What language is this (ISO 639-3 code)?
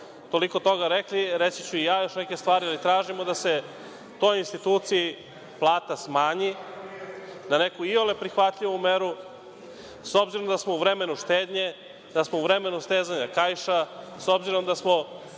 srp